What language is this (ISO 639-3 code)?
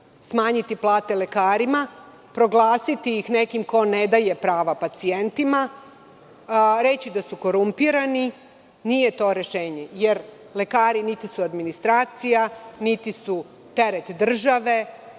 srp